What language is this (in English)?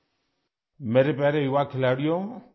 Urdu